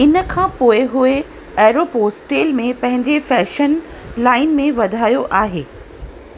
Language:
Sindhi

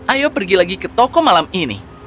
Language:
Indonesian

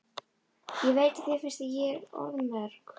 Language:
Icelandic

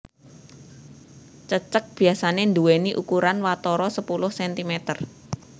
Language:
Javanese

